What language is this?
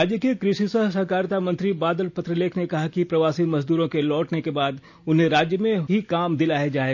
Hindi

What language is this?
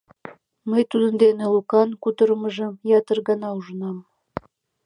Mari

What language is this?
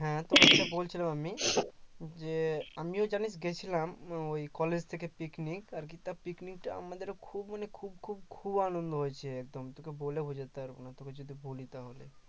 Bangla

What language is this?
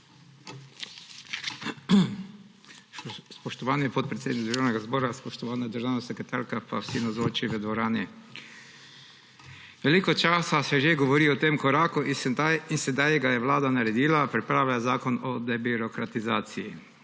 Slovenian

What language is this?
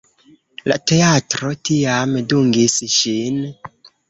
Esperanto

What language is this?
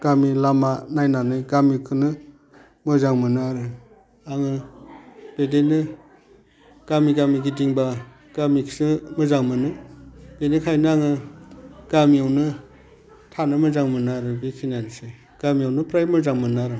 Bodo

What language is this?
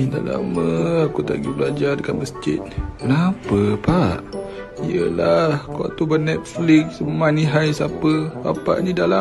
Malay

